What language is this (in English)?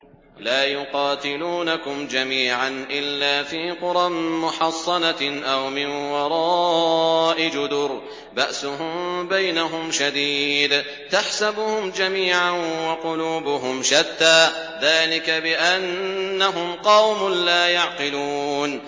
Arabic